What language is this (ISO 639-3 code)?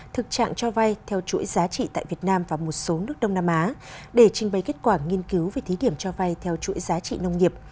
vie